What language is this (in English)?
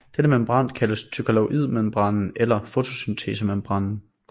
Danish